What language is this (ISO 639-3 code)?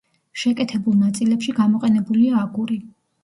kat